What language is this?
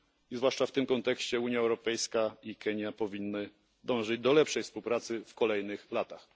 Polish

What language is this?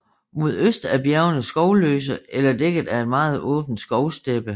Danish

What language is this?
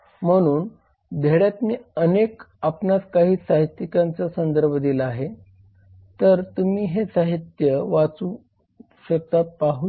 Marathi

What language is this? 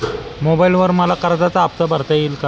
Marathi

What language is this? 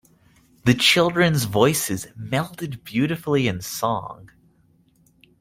English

